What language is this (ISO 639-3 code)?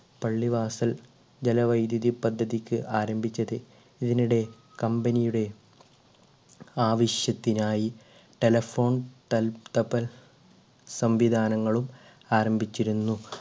mal